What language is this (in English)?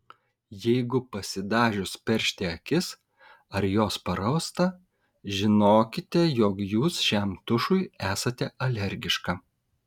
Lithuanian